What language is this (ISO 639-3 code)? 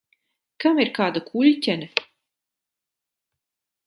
lav